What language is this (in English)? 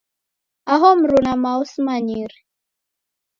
Taita